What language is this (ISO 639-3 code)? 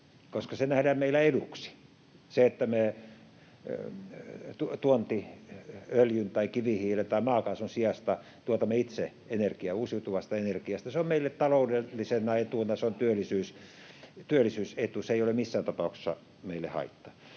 fin